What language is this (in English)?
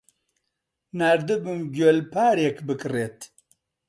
Central Kurdish